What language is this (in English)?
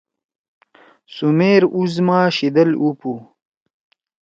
Torwali